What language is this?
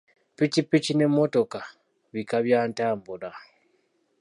Ganda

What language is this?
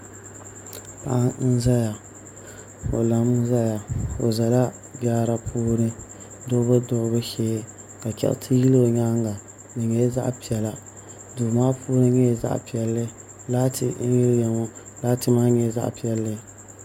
Dagbani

